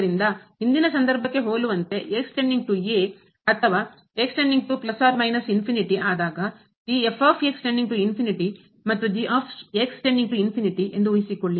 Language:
Kannada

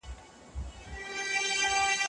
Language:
Pashto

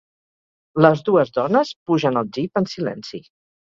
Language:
Catalan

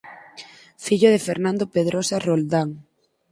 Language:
Galician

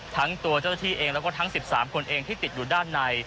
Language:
Thai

